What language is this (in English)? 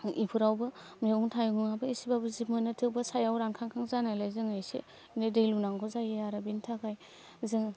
Bodo